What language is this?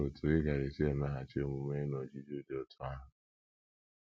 Igbo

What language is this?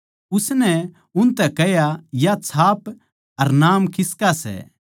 Haryanvi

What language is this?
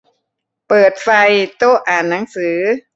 Thai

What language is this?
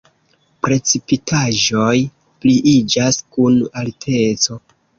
Esperanto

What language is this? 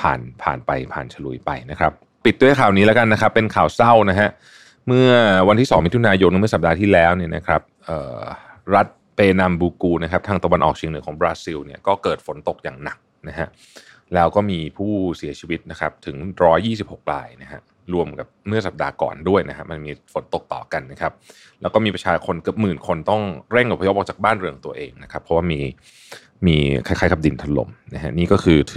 Thai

